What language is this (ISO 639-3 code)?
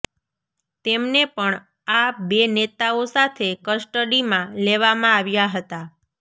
guj